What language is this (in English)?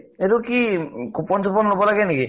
Assamese